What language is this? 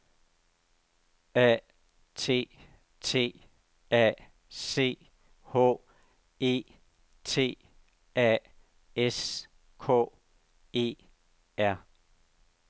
Danish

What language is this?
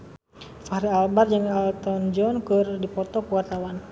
Sundanese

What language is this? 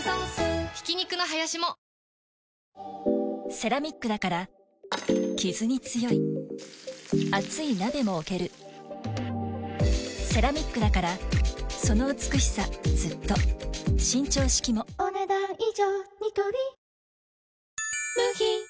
Japanese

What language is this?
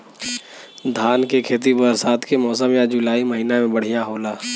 Bhojpuri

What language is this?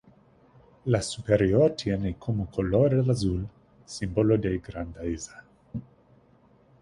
Spanish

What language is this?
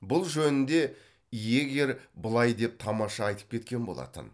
Kazakh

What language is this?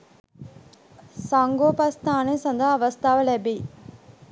Sinhala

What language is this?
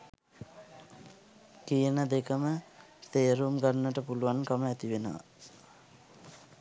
Sinhala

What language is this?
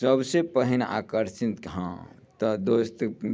Maithili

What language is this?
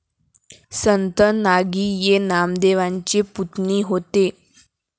Marathi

